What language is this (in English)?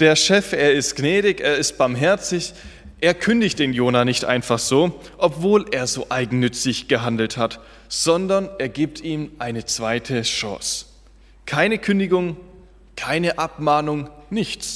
German